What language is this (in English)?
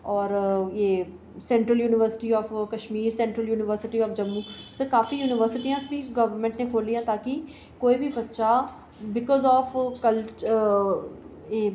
Dogri